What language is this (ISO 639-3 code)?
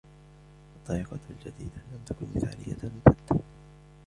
ara